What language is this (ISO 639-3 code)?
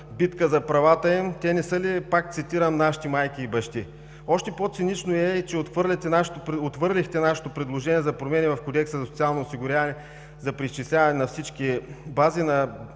bul